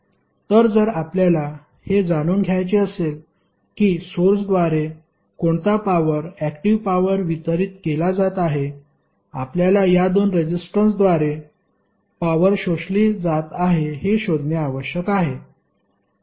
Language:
Marathi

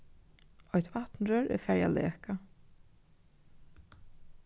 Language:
Faroese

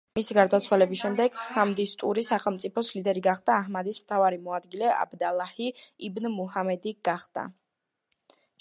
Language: Georgian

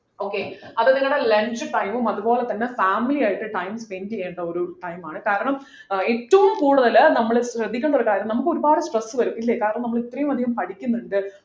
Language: Malayalam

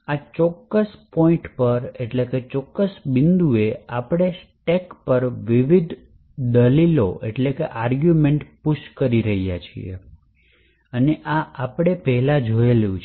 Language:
Gujarati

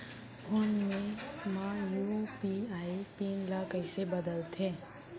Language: Chhattisgarhi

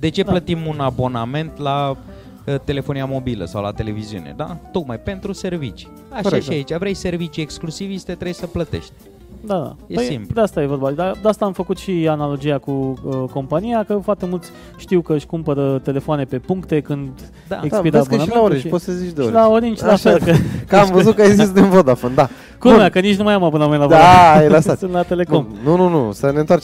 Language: Romanian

